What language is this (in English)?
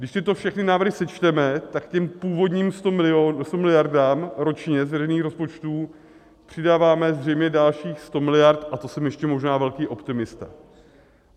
Czech